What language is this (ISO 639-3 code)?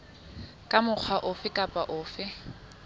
sot